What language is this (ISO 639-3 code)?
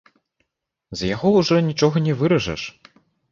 bel